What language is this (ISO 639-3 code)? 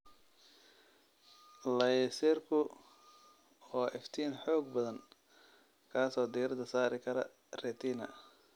som